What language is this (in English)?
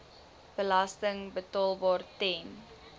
Afrikaans